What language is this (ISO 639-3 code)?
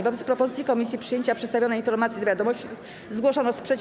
pol